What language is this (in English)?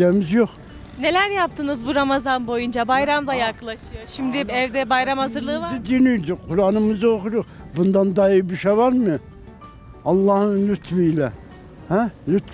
Turkish